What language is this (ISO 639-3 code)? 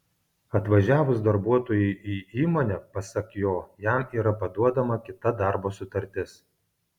lit